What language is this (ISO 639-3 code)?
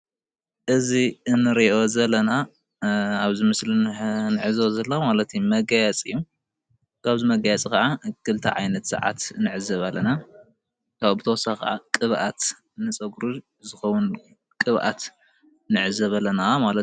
tir